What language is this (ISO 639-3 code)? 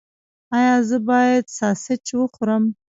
pus